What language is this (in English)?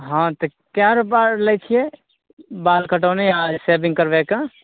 Maithili